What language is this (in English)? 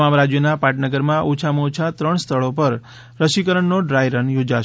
Gujarati